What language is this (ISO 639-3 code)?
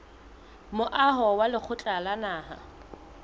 sot